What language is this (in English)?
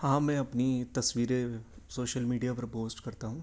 Urdu